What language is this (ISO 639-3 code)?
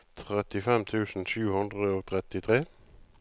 nor